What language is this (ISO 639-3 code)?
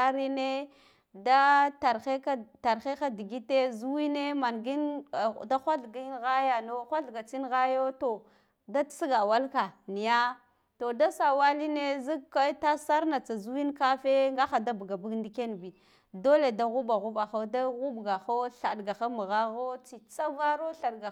gdf